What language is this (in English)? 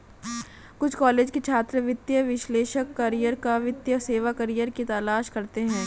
Hindi